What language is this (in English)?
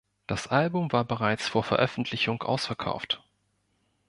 German